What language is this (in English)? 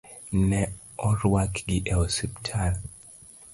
Luo (Kenya and Tanzania)